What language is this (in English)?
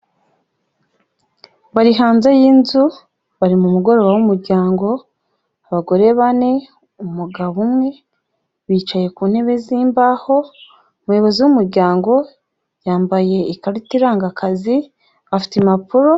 Kinyarwanda